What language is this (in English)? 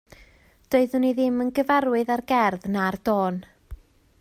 Welsh